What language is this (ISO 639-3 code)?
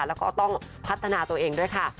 tha